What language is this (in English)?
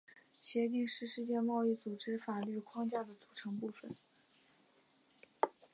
Chinese